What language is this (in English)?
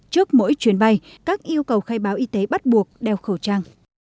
Vietnamese